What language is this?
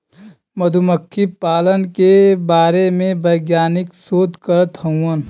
Bhojpuri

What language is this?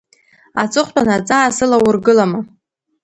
Abkhazian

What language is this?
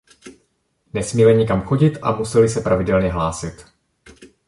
Czech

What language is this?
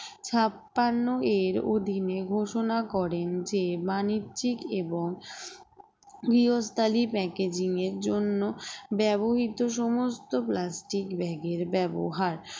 Bangla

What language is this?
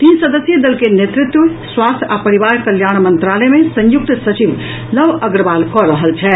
Maithili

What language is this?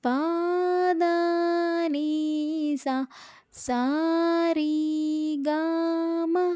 Telugu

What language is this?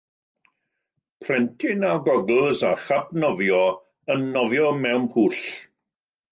Welsh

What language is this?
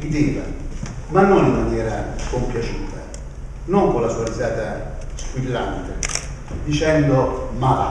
Italian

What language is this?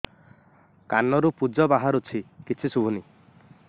Odia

